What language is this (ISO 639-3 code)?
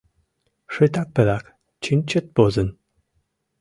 chm